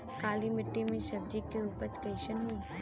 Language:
Bhojpuri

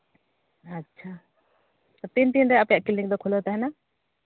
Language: Santali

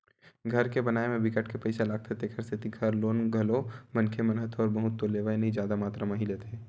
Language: Chhattisgarhi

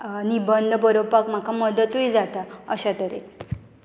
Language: Konkani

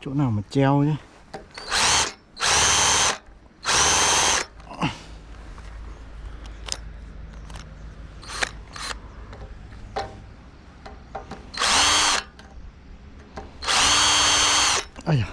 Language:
Vietnamese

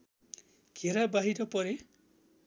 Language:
Nepali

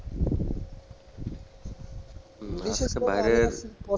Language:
Bangla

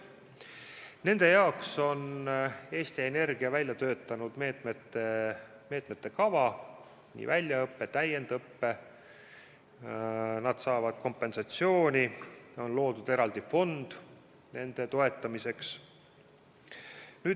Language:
Estonian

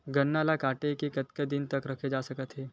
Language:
Chhattisgarhi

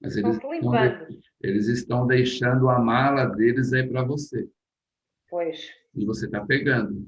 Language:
Portuguese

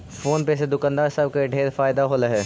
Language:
Magahi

